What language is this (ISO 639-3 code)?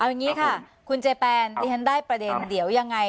tha